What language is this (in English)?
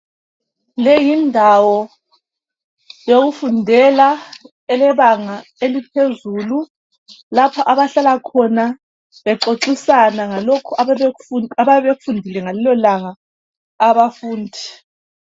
North Ndebele